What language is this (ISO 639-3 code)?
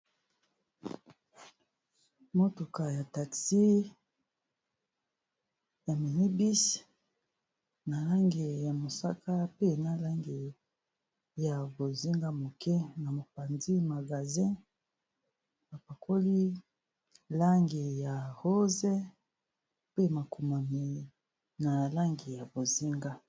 lin